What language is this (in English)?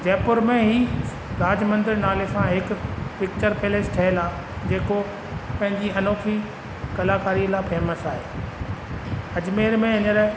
Sindhi